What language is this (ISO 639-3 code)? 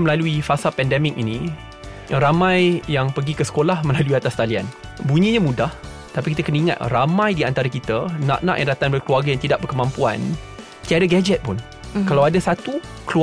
msa